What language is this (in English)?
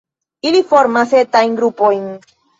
Esperanto